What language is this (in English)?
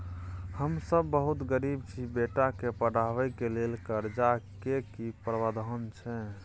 Maithili